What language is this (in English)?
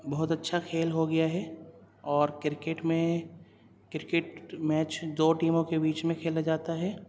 Urdu